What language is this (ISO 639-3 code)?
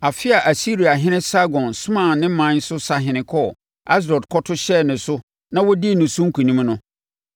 aka